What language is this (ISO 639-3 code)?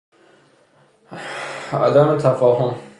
fas